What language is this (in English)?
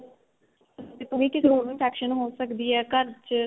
Punjabi